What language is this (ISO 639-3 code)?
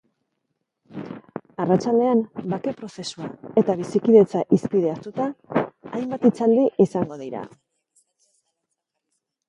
eus